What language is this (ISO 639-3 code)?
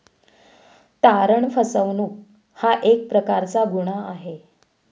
mar